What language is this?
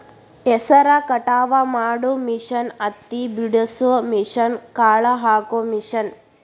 Kannada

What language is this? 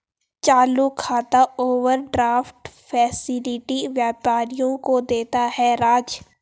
Hindi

